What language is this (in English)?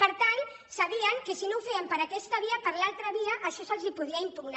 Catalan